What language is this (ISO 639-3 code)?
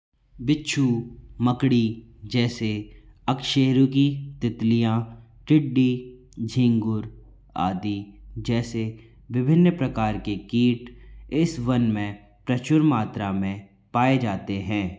hin